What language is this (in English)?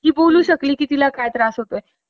Marathi